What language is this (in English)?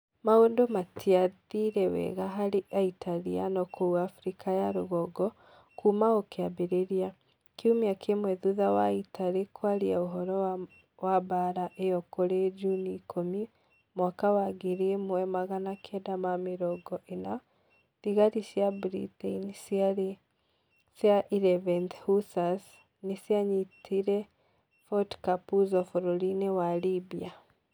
Kikuyu